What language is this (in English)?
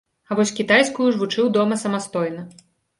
Belarusian